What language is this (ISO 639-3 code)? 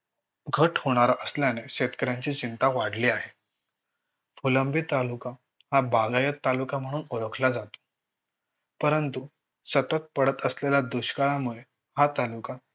mar